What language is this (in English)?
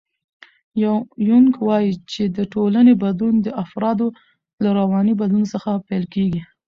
Pashto